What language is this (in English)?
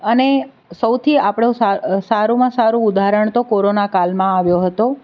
Gujarati